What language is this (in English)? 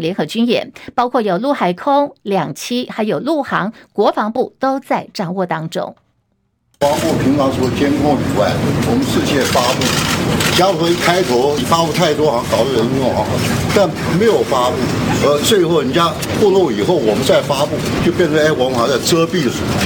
Chinese